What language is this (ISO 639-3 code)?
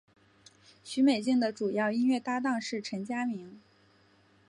zho